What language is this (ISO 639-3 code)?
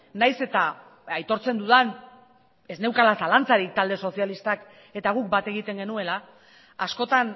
eus